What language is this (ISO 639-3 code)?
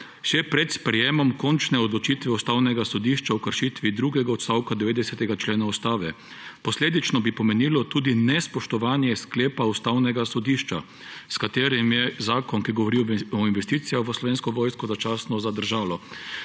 slv